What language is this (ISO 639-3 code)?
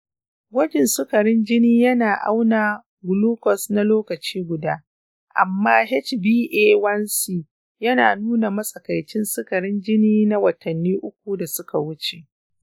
hau